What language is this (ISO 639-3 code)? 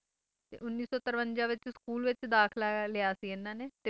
pan